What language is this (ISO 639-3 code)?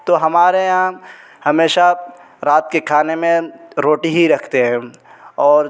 urd